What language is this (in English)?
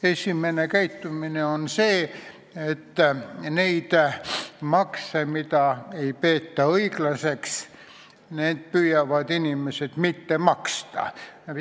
Estonian